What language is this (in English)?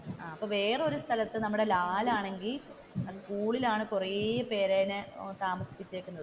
Malayalam